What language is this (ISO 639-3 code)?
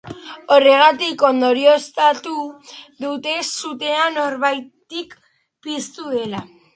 eus